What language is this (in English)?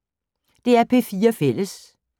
Danish